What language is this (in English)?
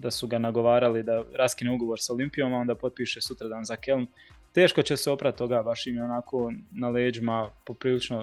Croatian